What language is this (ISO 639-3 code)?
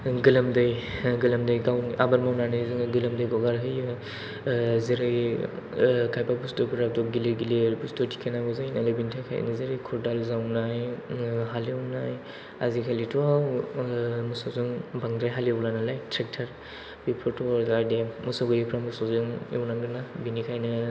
brx